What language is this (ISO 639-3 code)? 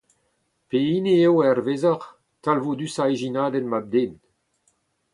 bre